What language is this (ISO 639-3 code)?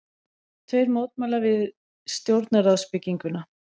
isl